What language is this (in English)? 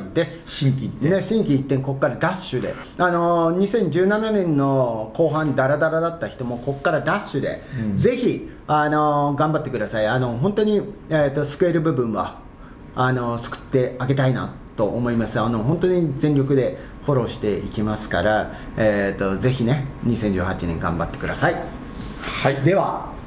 Japanese